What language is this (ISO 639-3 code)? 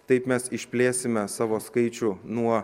lit